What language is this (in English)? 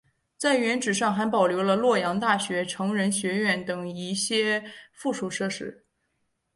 Chinese